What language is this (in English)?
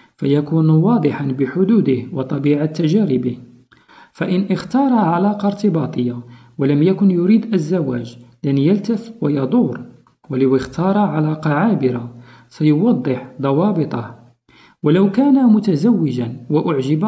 Arabic